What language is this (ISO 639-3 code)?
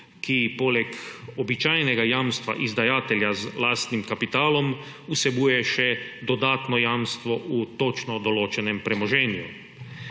slv